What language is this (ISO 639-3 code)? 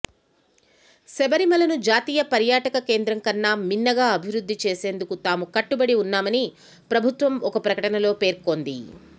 tel